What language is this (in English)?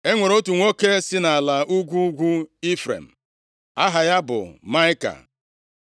Igbo